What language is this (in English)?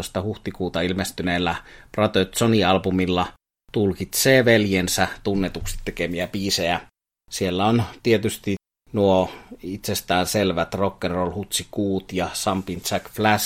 Finnish